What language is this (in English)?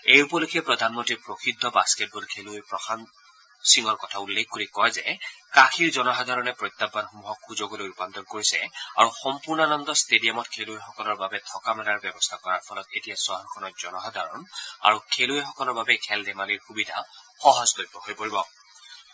Assamese